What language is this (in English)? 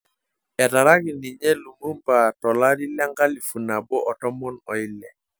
Masai